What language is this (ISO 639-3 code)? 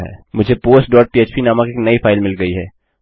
hin